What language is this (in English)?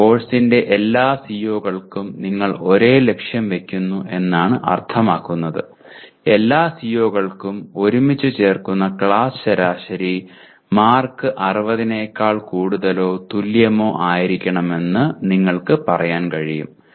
Malayalam